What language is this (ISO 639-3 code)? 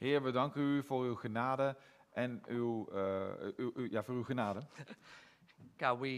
nld